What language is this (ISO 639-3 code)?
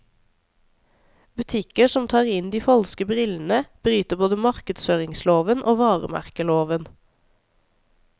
nor